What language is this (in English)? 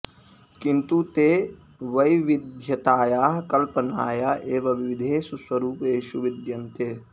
Sanskrit